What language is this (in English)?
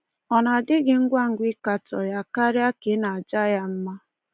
Igbo